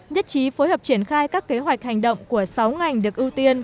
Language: Vietnamese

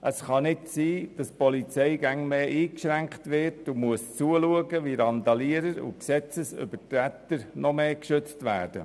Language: Swiss German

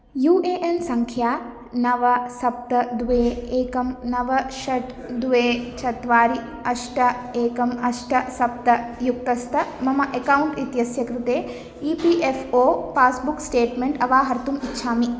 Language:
Sanskrit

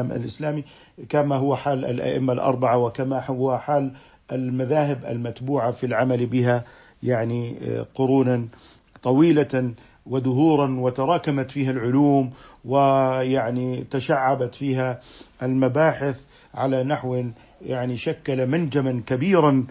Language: Arabic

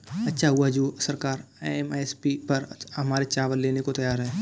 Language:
Hindi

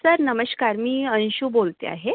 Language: Marathi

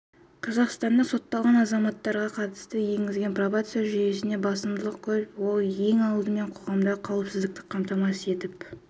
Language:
Kazakh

